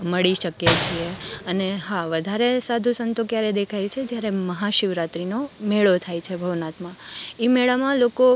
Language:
Gujarati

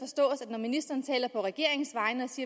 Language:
Danish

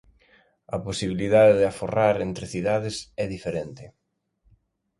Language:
Galician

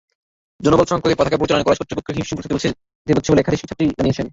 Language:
Bangla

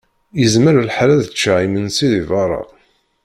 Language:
Kabyle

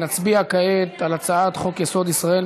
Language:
Hebrew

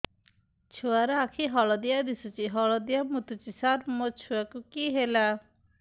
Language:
Odia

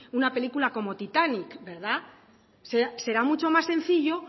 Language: Spanish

